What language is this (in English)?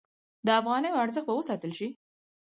Pashto